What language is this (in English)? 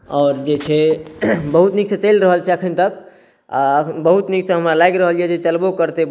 Maithili